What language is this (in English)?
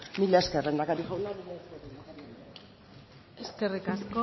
Basque